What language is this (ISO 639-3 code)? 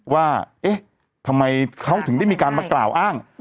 tha